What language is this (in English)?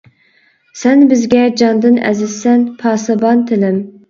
Uyghur